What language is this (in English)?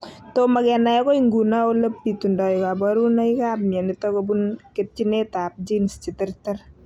Kalenjin